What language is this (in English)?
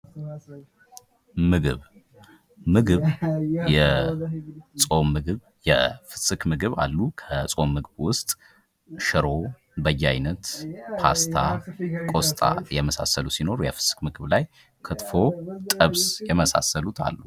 Amharic